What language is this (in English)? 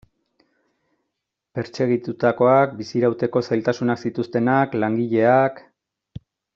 Basque